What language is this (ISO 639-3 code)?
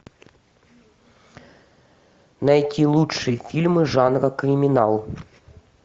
rus